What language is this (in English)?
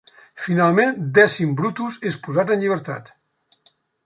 Catalan